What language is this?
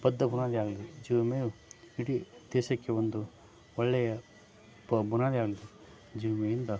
Kannada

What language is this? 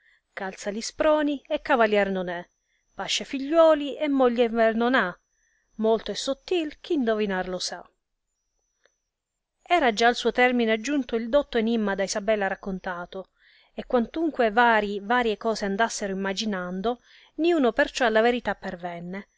Italian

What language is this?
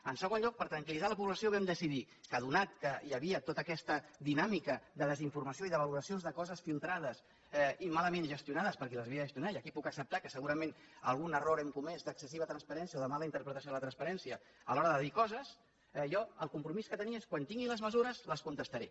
Catalan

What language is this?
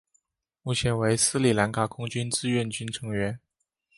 Chinese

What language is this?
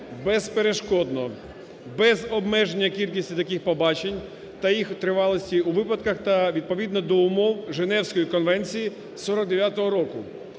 Ukrainian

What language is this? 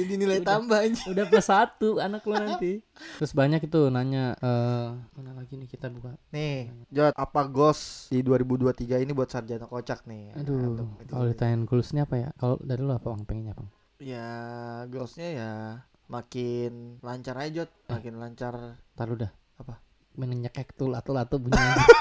Indonesian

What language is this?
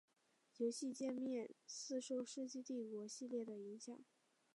Chinese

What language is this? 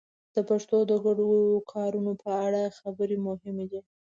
Pashto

